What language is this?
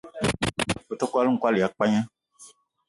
Eton (Cameroon)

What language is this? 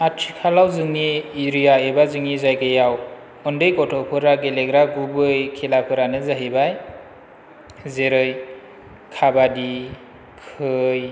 Bodo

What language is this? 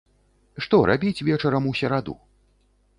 Belarusian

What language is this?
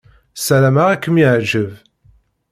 Kabyle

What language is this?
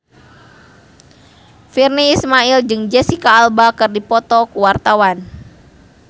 Sundanese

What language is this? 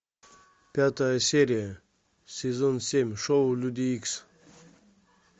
Russian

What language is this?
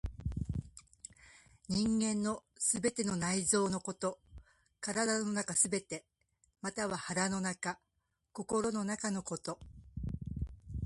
Japanese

